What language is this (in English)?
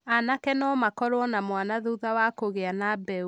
Kikuyu